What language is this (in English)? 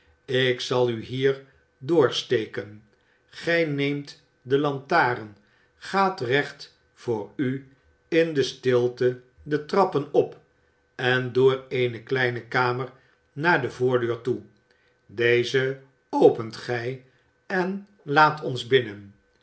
Dutch